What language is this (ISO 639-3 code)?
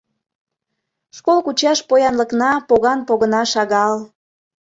chm